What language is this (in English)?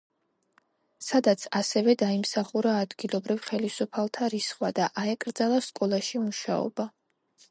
Georgian